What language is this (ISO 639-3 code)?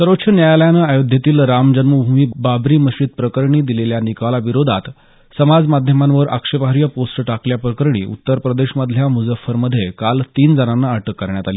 mar